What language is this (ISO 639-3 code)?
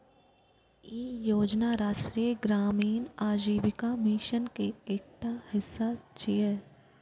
mai